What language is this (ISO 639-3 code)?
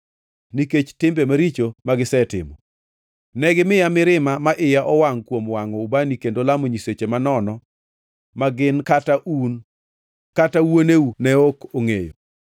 luo